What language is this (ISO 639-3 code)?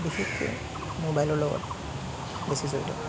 asm